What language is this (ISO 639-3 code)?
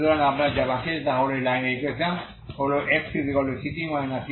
ben